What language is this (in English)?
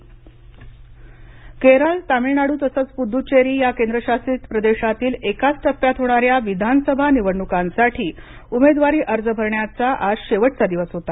Marathi